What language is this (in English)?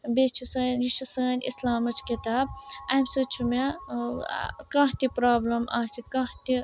Kashmiri